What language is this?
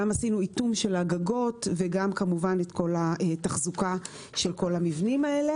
Hebrew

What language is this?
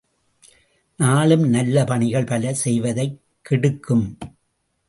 Tamil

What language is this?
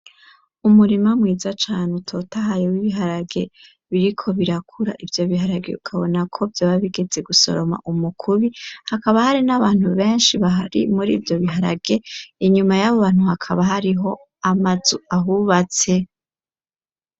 Rundi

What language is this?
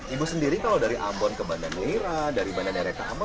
Indonesian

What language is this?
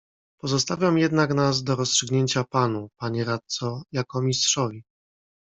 Polish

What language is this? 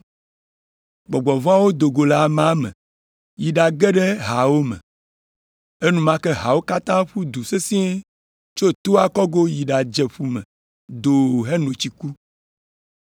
Ewe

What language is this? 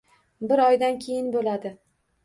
Uzbek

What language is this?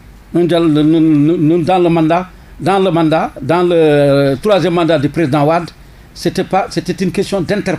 French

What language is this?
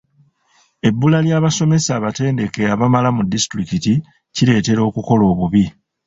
Ganda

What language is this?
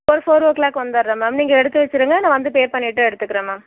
Tamil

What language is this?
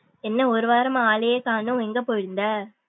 Tamil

